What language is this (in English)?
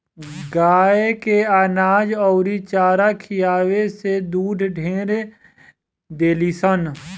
Bhojpuri